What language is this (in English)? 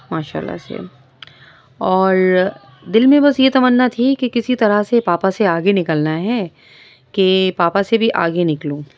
Urdu